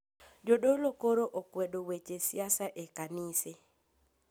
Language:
Luo (Kenya and Tanzania)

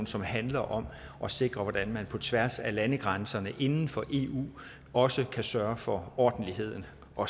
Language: Danish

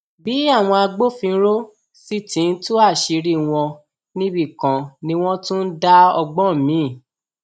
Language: Yoruba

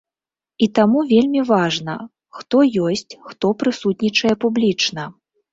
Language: Belarusian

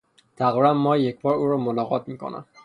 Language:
Persian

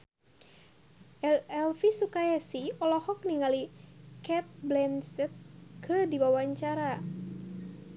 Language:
Sundanese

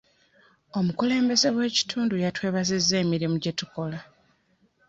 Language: Ganda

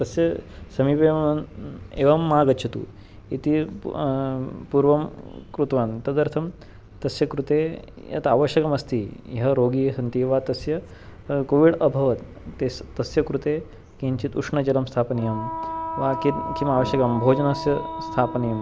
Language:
Sanskrit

